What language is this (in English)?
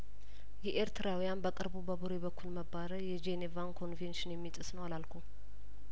Amharic